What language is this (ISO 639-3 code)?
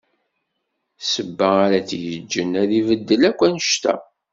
kab